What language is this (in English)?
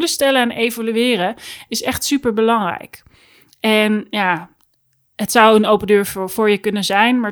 Dutch